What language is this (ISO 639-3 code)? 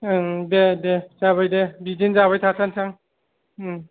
brx